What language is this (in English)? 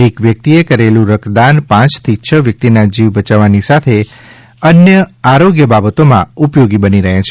Gujarati